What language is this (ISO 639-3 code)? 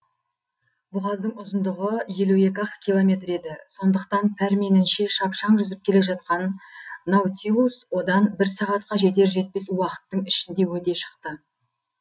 kaz